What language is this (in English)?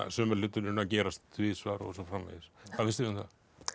Icelandic